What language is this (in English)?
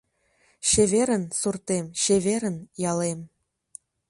Mari